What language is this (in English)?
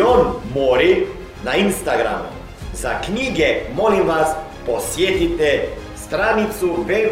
Croatian